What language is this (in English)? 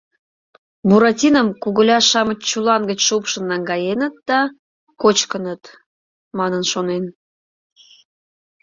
Mari